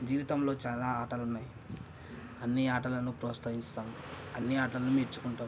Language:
Telugu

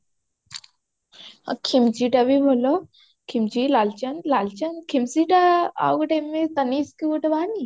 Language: Odia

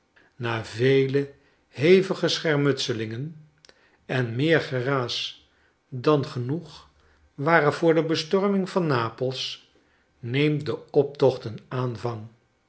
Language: Dutch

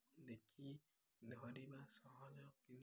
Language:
Odia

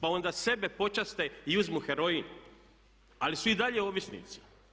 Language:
Croatian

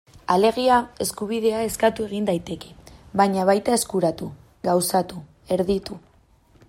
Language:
Basque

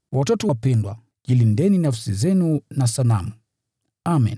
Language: Swahili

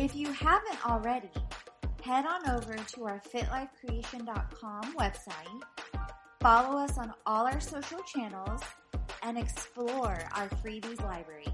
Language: English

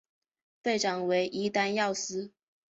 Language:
Chinese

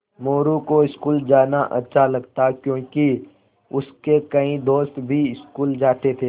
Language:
Hindi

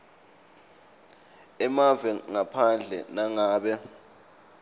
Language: Swati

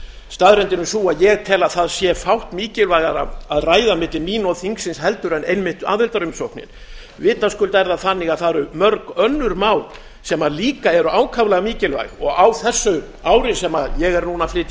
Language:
Icelandic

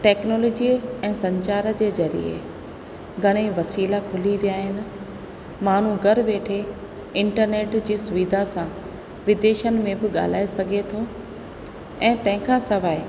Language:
Sindhi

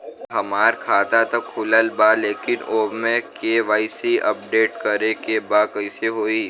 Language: Bhojpuri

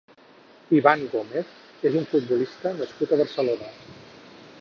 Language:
Catalan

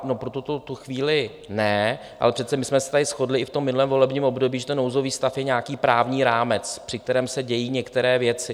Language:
Czech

